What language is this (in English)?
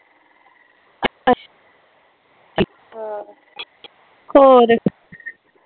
Punjabi